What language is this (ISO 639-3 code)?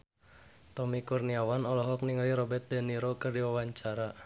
sun